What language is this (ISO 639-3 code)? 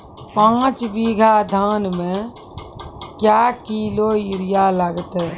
mai